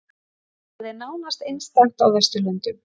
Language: Icelandic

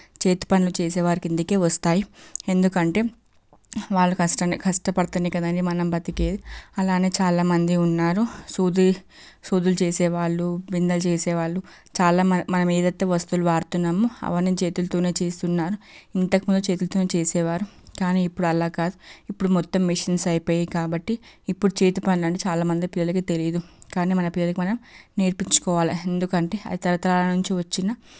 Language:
Telugu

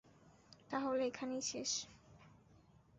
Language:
Bangla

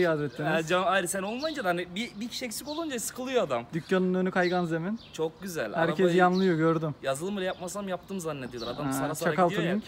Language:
Turkish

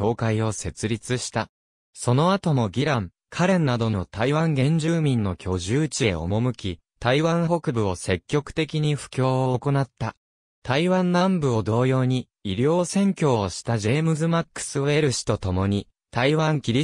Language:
Japanese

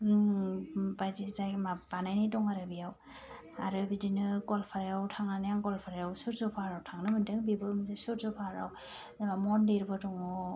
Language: Bodo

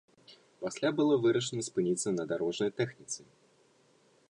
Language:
Belarusian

